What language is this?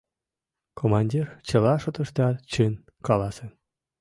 Mari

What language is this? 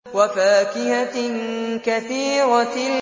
Arabic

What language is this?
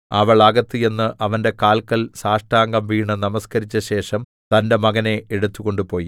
Malayalam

